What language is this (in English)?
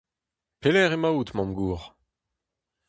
Breton